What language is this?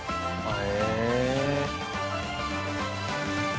Japanese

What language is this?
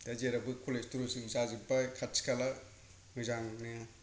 Bodo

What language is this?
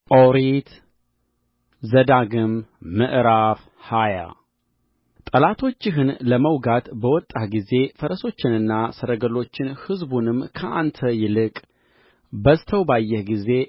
Amharic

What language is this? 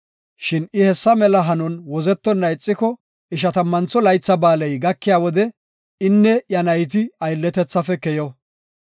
Gofa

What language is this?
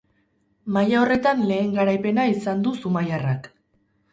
Basque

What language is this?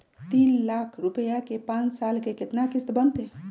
Magahi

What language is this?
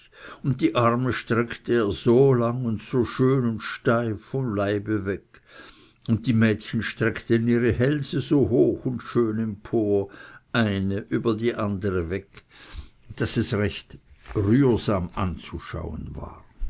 German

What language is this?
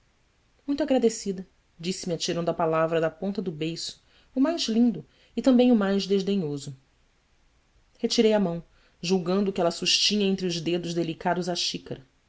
Portuguese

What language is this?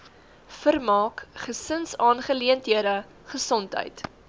Afrikaans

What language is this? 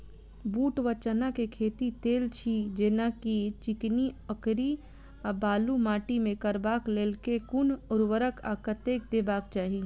Maithili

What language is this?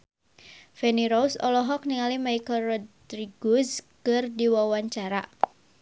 Sundanese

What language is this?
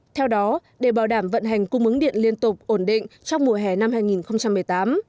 Vietnamese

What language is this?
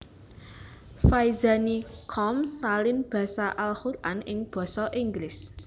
Javanese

